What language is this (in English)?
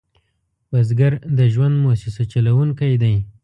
Pashto